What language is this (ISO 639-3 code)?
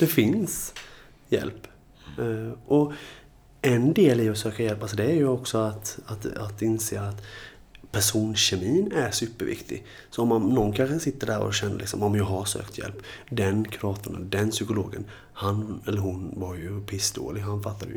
swe